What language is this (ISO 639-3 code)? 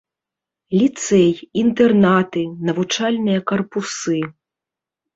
bel